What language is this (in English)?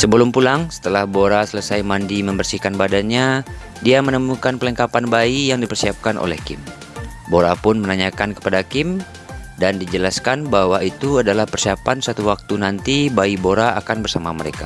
Indonesian